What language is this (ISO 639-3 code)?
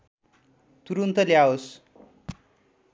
nep